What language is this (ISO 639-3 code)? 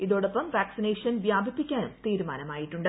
mal